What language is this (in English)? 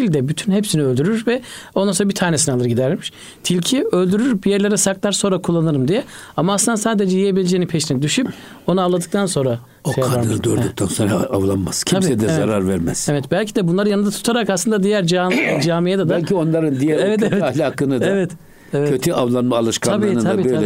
Turkish